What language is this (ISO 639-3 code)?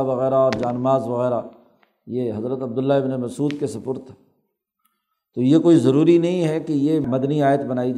urd